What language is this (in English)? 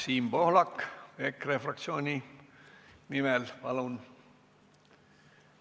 Estonian